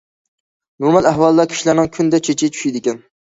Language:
Uyghur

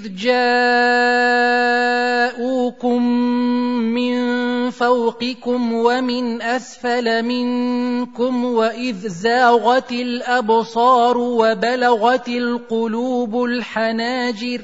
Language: Arabic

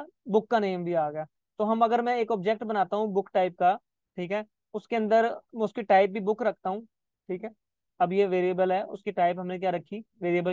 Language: Hindi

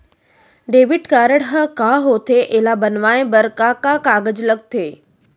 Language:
Chhattisgarhi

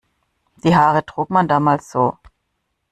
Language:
German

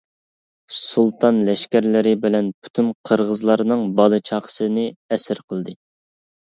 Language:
Uyghur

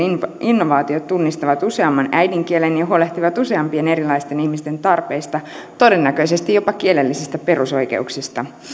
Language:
Finnish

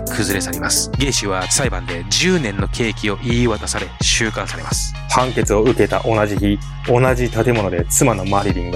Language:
Japanese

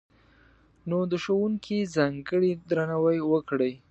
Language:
Pashto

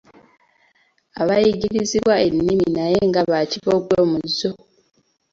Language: Ganda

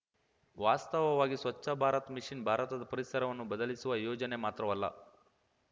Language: Kannada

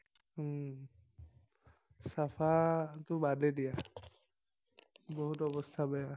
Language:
Assamese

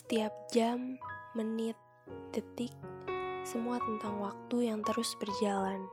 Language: Indonesian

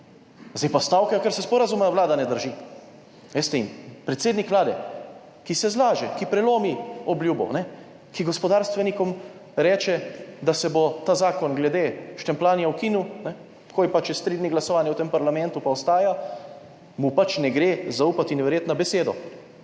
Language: Slovenian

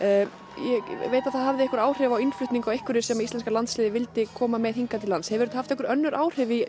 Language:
Icelandic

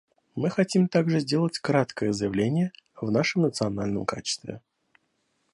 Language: Russian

